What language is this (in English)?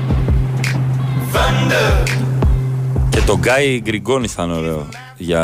Greek